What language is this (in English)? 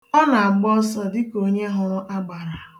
Igbo